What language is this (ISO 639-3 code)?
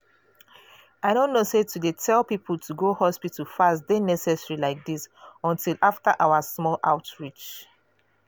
pcm